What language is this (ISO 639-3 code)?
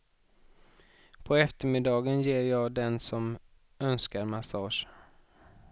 swe